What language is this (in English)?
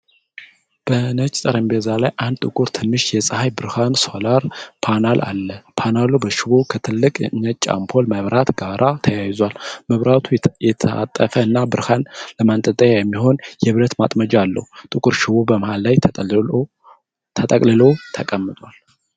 Amharic